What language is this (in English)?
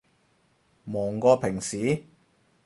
Cantonese